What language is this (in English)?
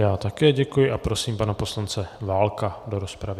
Czech